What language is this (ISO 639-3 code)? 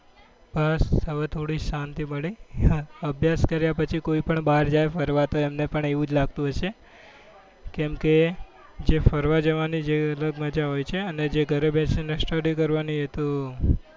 guj